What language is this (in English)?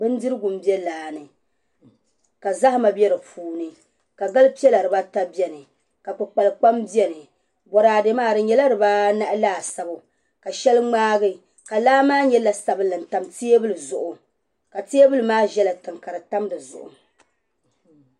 Dagbani